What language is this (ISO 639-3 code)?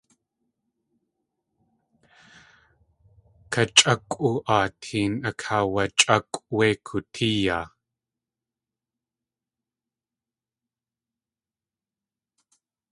tli